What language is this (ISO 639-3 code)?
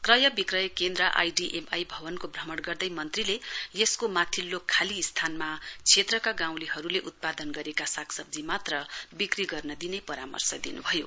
nep